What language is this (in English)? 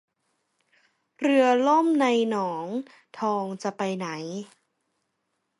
Thai